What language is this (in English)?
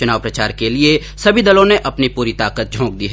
Hindi